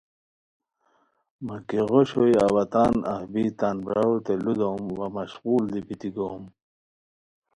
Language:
Khowar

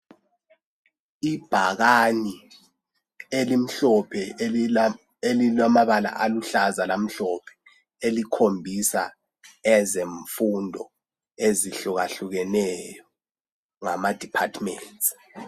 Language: North Ndebele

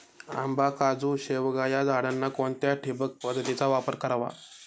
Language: Marathi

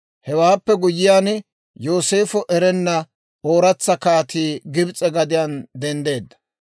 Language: Dawro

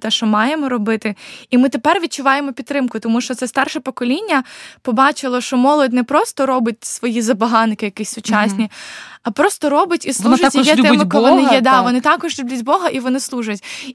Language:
Ukrainian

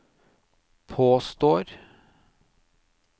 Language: Norwegian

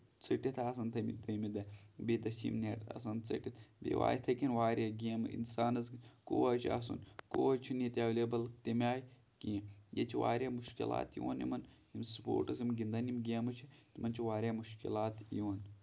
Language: Kashmiri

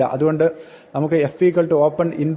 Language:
Malayalam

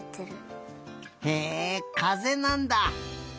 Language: Japanese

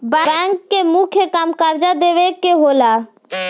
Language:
Bhojpuri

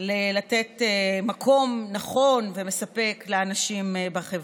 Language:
Hebrew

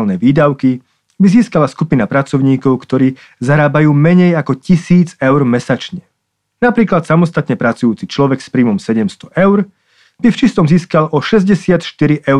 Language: Slovak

